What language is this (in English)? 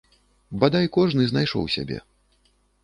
Belarusian